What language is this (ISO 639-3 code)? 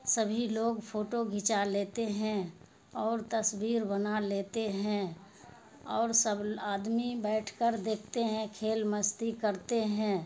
urd